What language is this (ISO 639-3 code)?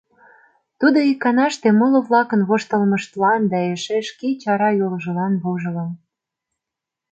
chm